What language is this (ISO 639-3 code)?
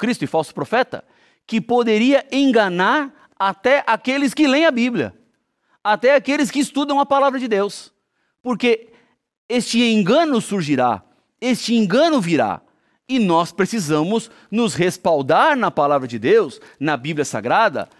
por